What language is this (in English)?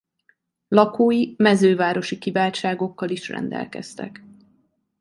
Hungarian